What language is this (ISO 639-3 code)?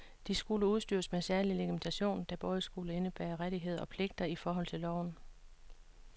dan